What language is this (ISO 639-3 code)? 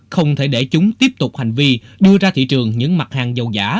vie